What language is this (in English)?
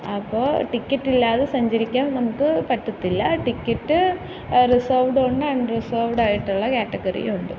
Malayalam